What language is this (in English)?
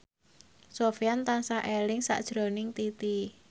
Javanese